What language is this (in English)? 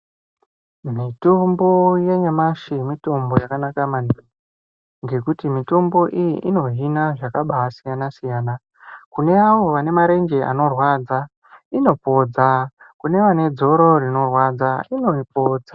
Ndau